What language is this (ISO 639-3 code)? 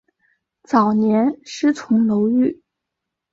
zho